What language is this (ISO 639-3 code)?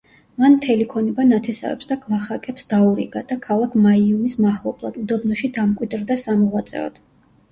kat